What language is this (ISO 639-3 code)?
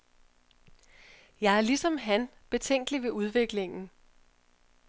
dan